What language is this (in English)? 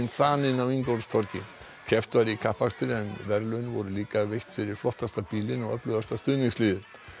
Icelandic